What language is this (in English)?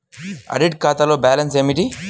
Telugu